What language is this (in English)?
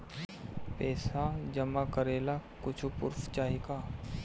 Bhojpuri